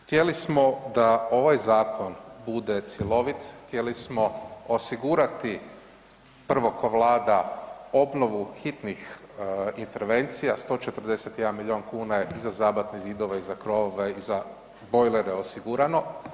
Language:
Croatian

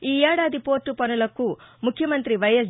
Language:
Telugu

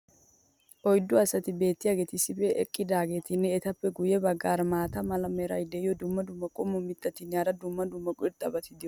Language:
Wolaytta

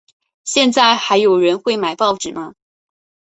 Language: Chinese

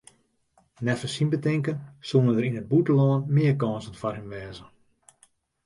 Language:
Western Frisian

